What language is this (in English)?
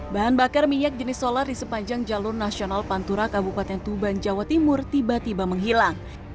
Indonesian